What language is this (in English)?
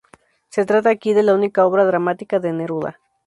Spanish